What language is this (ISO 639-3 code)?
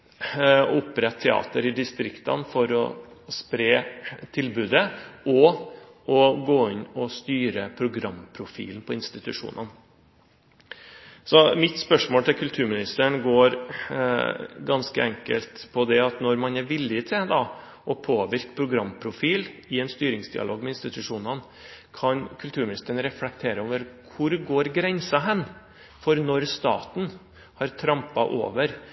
nob